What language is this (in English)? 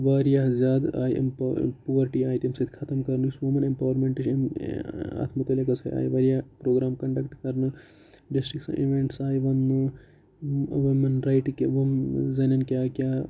Kashmiri